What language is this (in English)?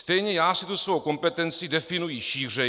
Czech